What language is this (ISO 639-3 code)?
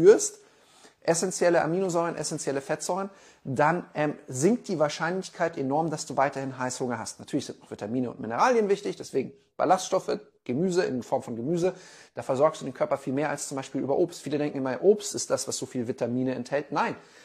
deu